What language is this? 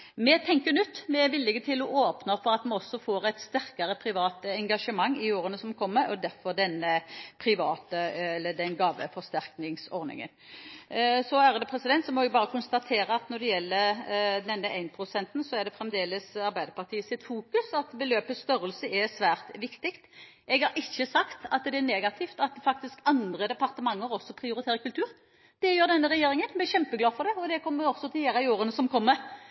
Norwegian Bokmål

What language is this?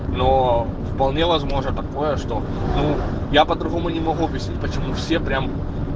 Russian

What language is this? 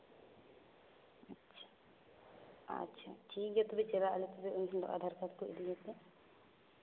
Santali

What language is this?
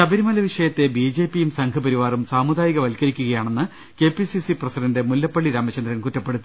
Malayalam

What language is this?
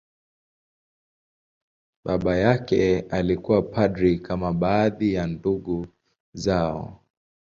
Swahili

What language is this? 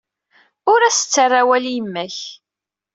Kabyle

